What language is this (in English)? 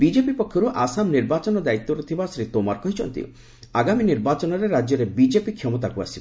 Odia